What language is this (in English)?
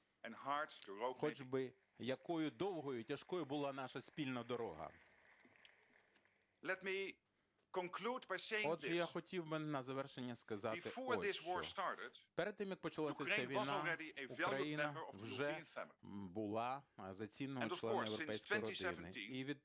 Ukrainian